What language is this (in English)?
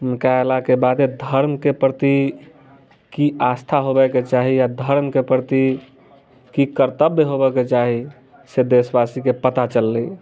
Maithili